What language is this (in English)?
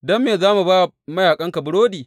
Hausa